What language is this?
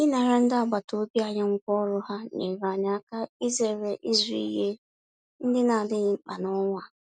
Igbo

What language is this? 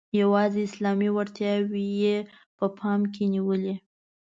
Pashto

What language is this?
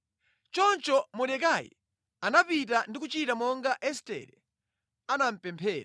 Nyanja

